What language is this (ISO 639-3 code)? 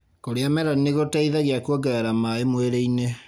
kik